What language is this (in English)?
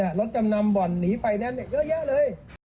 Thai